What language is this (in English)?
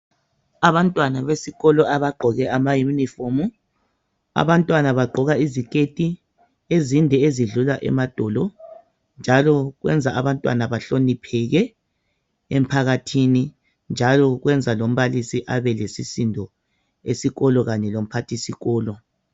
North Ndebele